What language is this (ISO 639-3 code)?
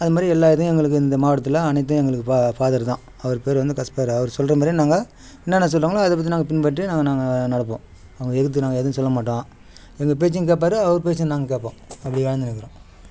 tam